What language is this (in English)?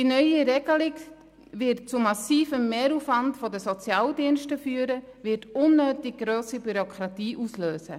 Swiss German